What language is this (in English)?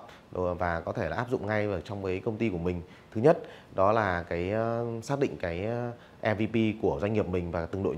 Vietnamese